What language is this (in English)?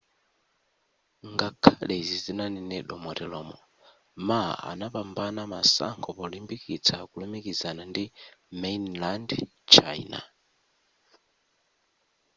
Nyanja